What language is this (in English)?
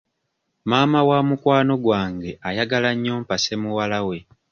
Ganda